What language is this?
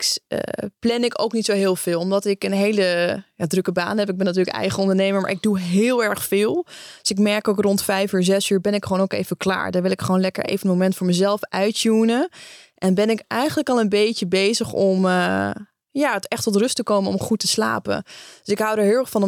Dutch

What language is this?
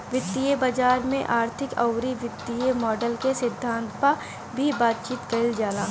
Bhojpuri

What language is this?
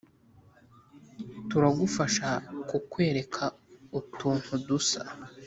Kinyarwanda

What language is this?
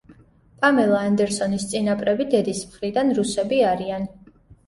Georgian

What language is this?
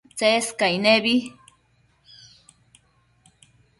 Matsés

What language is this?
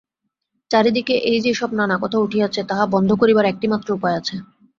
Bangla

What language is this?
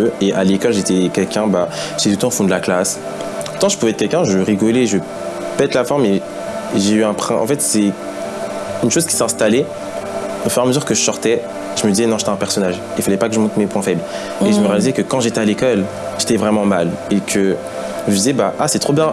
French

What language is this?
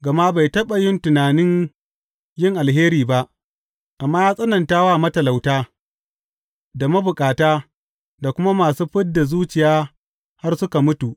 Hausa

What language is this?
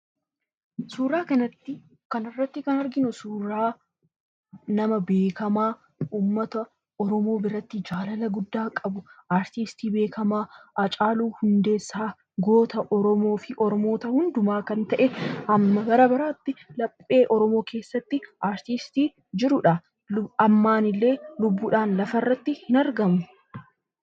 Oromo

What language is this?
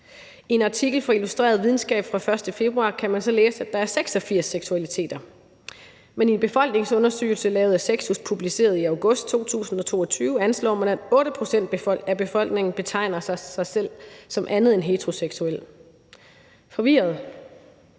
Danish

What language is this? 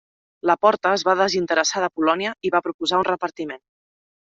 Catalan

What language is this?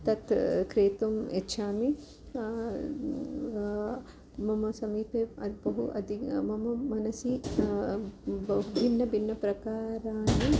Sanskrit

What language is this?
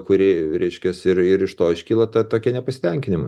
Lithuanian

